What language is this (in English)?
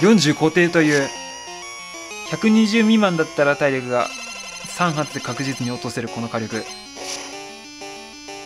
Japanese